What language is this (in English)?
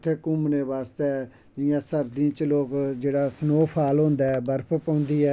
Dogri